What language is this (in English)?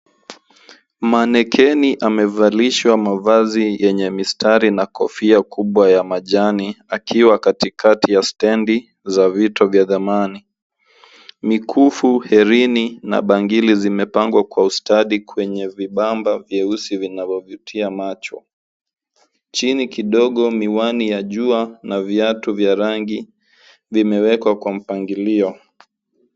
Swahili